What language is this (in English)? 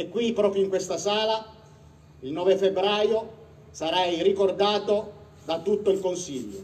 Italian